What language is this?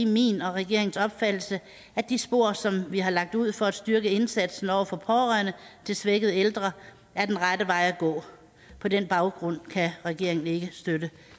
Danish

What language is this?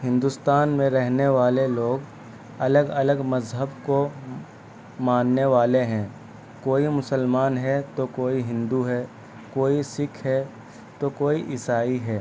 Urdu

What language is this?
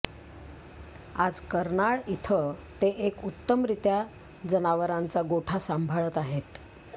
Marathi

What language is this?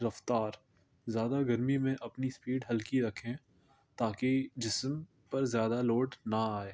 Urdu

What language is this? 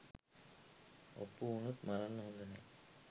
Sinhala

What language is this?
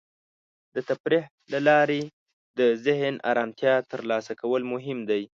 Pashto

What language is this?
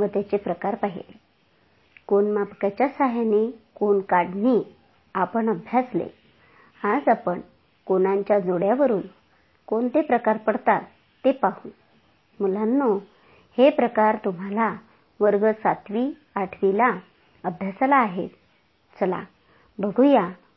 Marathi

